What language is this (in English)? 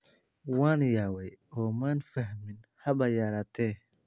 Somali